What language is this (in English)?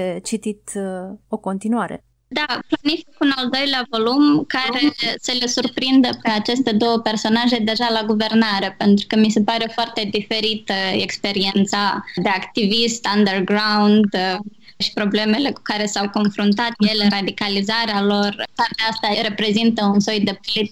Romanian